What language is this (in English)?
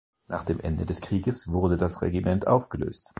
German